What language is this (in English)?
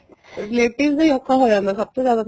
Punjabi